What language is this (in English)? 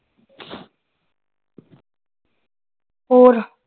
Punjabi